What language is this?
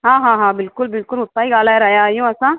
Sindhi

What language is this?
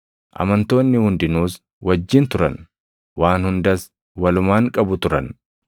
Oromo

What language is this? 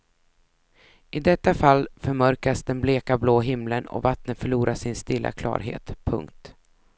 Swedish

